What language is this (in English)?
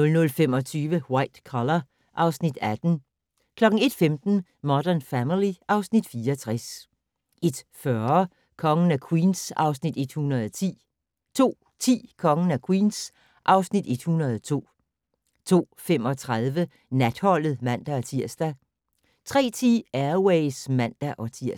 Danish